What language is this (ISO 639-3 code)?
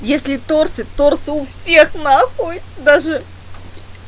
rus